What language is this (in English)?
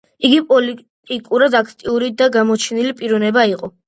Georgian